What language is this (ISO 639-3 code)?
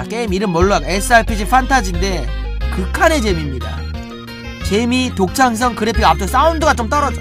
kor